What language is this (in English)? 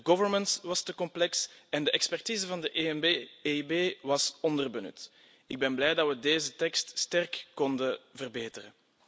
Dutch